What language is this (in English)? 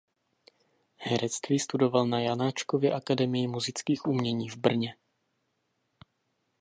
Czech